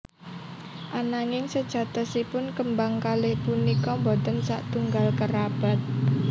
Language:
Javanese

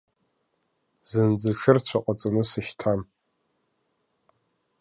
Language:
Abkhazian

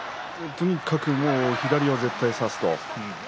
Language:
Japanese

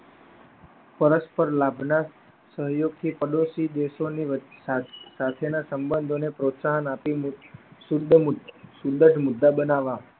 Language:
Gujarati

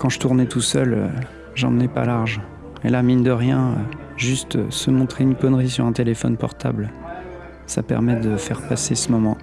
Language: French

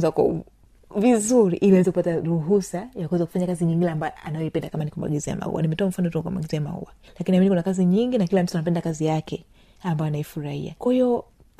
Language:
Swahili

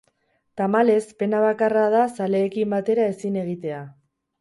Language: Basque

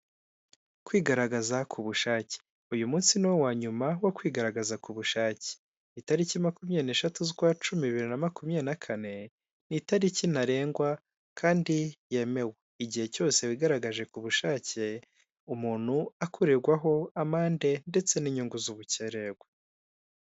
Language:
Kinyarwanda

